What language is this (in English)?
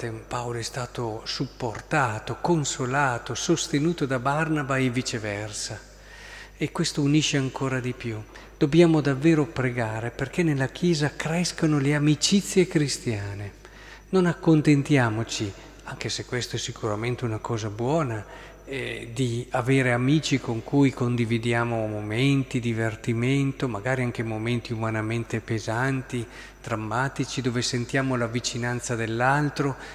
Italian